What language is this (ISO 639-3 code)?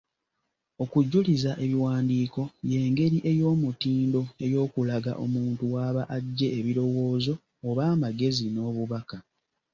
lug